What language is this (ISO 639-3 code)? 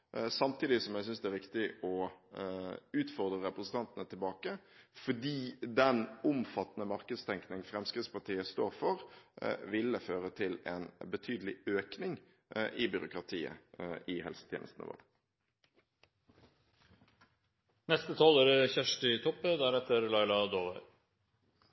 nob